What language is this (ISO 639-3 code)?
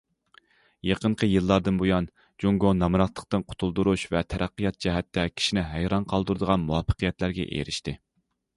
uig